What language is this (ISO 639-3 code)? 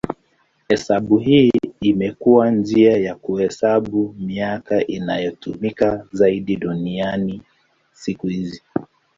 swa